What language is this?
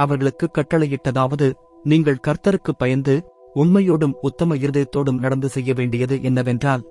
Tamil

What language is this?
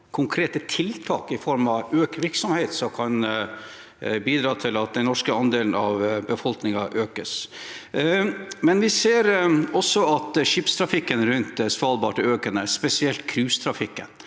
Norwegian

